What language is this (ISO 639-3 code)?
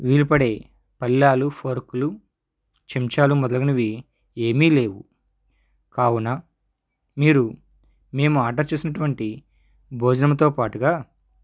tel